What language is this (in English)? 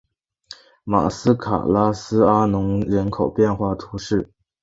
Chinese